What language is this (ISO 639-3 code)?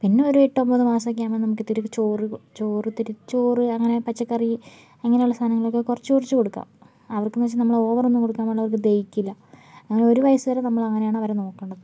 mal